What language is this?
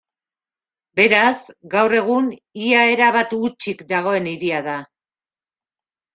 Basque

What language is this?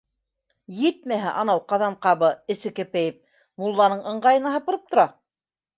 Bashkir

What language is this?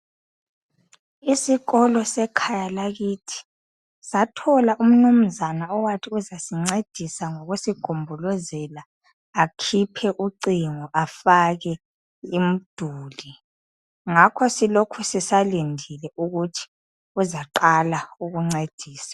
North Ndebele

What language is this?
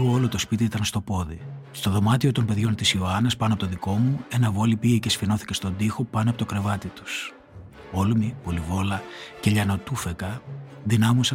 Greek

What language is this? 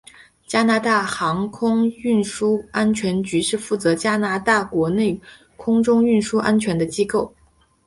Chinese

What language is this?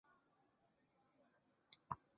Chinese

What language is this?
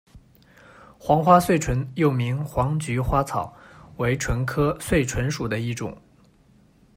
Chinese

